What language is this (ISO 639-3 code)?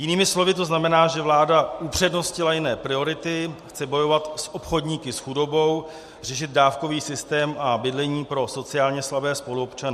ces